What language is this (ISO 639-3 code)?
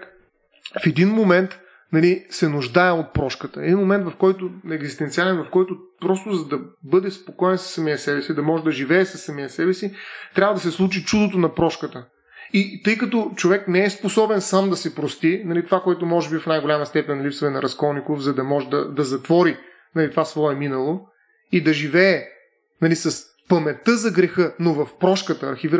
bul